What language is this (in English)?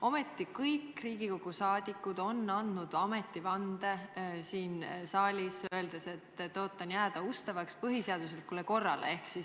Estonian